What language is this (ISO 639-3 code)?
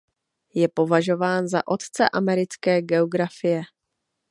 ces